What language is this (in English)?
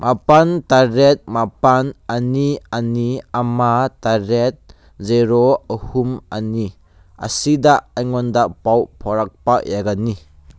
Manipuri